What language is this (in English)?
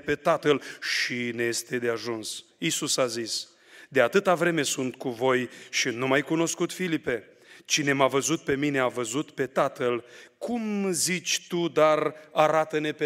Romanian